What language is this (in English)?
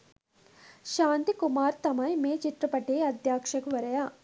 Sinhala